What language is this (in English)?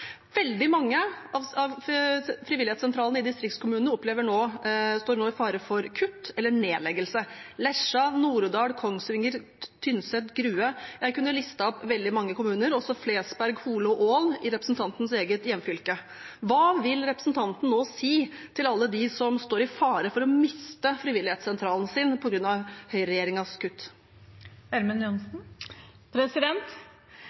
Norwegian Bokmål